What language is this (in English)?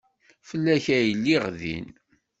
Kabyle